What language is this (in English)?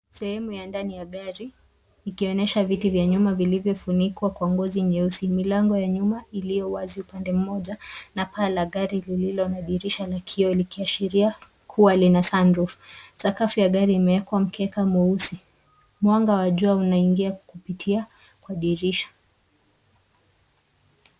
Swahili